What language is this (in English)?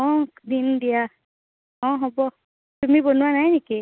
Assamese